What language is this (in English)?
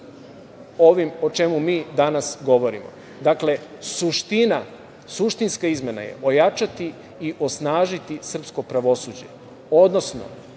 Serbian